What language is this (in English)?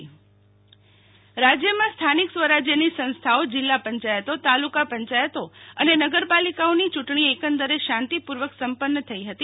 Gujarati